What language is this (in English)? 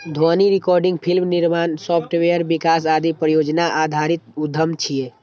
Maithili